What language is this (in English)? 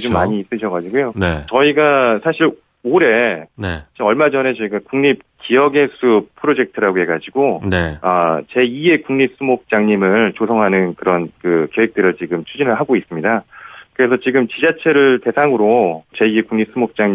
Korean